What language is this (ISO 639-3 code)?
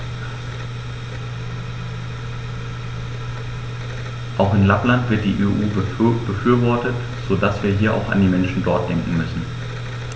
deu